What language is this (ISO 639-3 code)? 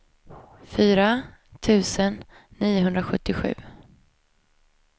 swe